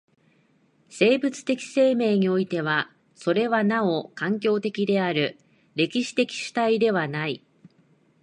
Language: Japanese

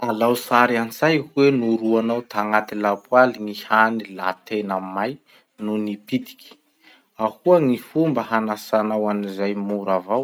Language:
Masikoro Malagasy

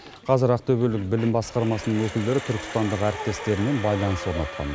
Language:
Kazakh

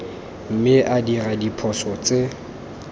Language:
Tswana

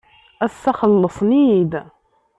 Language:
Kabyle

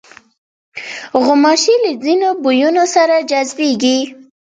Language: Pashto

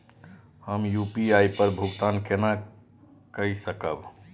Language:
Maithili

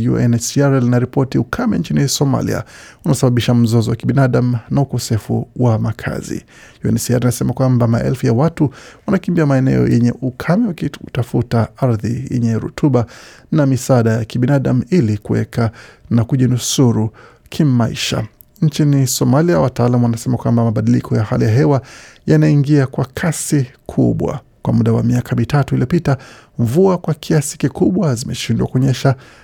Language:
Swahili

